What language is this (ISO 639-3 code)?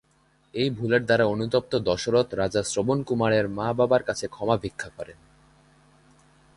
ben